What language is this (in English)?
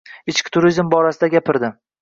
Uzbek